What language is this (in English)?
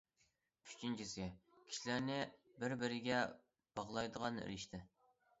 Uyghur